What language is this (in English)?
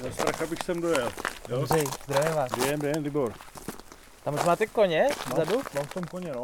Czech